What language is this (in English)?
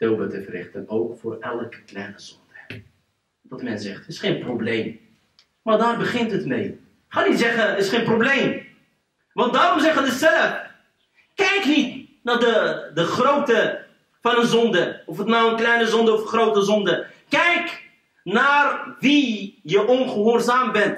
Dutch